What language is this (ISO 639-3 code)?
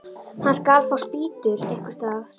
isl